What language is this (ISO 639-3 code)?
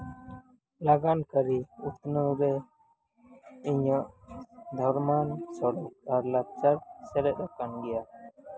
sat